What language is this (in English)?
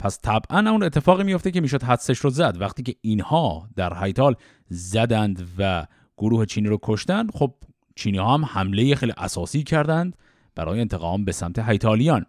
Persian